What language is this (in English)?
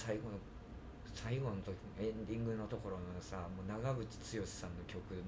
Japanese